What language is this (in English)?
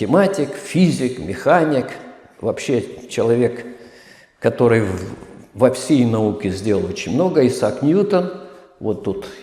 Russian